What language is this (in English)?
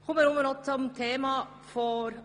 Swiss German